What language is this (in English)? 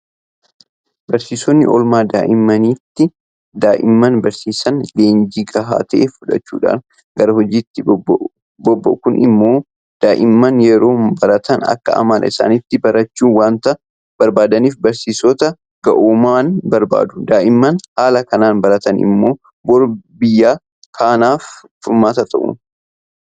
Oromo